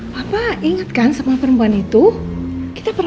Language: Indonesian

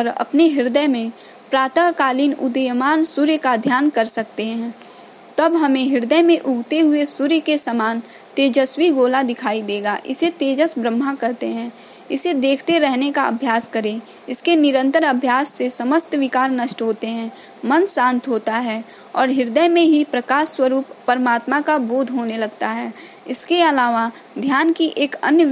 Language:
Hindi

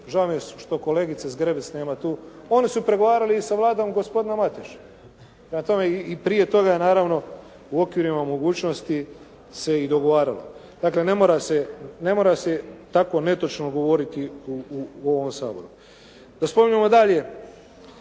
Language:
Croatian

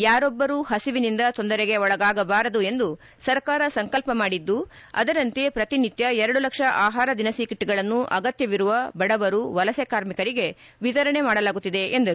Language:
Kannada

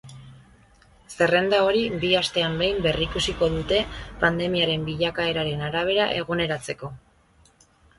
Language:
Basque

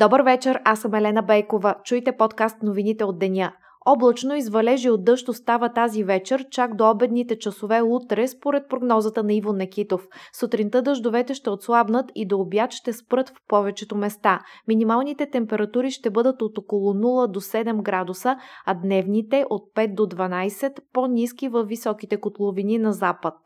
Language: Bulgarian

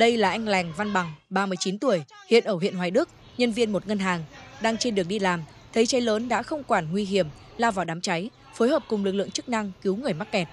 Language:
Vietnamese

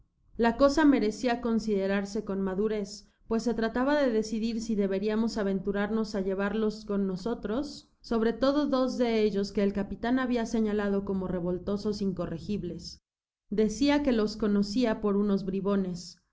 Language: Spanish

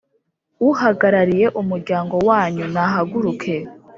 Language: Kinyarwanda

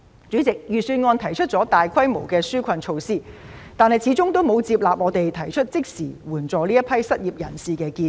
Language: Cantonese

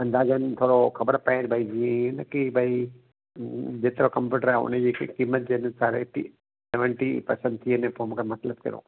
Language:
Sindhi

